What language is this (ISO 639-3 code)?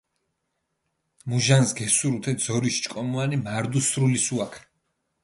xmf